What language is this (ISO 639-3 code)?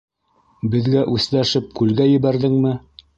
bak